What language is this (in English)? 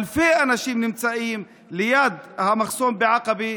Hebrew